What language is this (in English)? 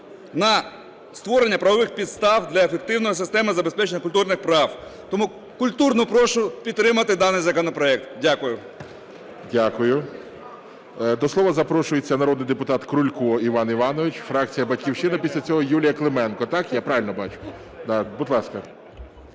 Ukrainian